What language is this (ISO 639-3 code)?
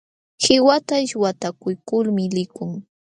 qxw